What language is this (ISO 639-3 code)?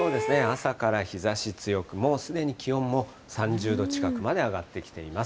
jpn